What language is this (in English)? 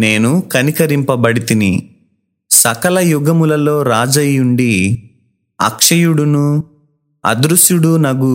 Telugu